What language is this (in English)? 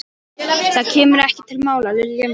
Icelandic